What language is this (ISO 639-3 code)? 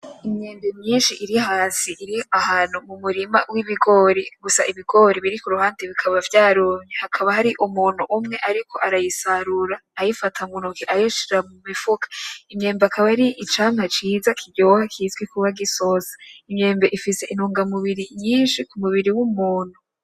run